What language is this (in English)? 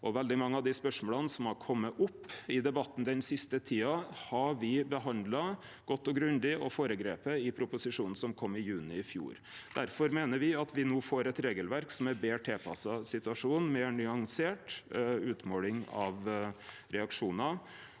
Norwegian